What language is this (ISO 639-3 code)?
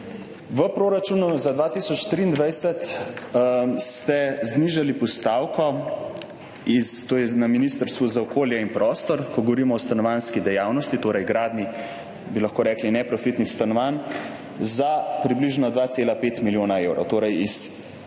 slv